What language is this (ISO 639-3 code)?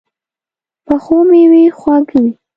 pus